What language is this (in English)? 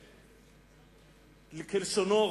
Hebrew